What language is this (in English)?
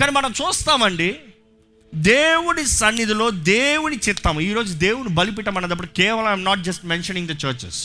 Telugu